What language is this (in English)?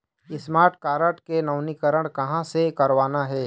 Chhattisgarhi